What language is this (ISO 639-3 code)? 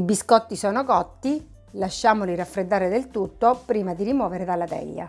ita